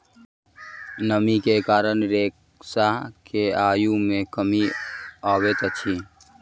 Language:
Maithili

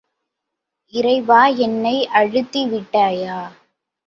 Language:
Tamil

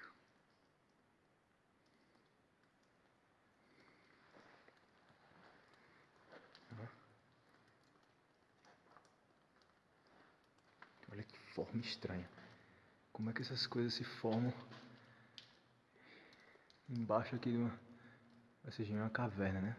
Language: Portuguese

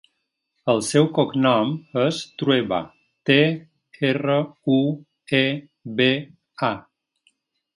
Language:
Catalan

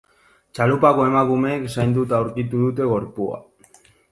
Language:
Basque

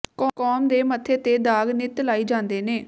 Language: Punjabi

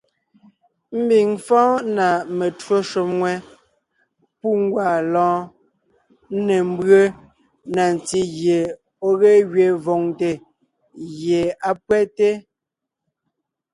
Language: Ngiemboon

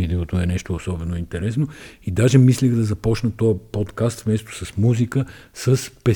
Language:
Bulgarian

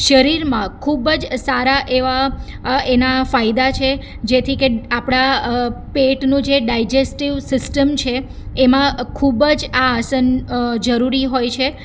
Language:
Gujarati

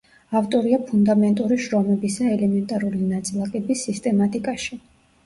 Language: Georgian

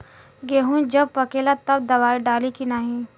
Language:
Bhojpuri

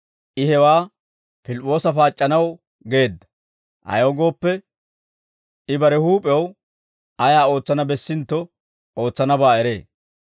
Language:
Dawro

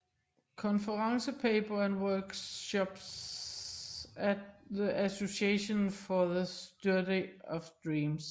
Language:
Danish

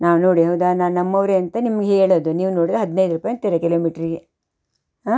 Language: Kannada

